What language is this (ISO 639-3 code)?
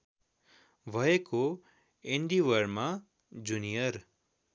nep